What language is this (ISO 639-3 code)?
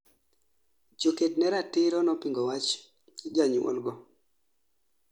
luo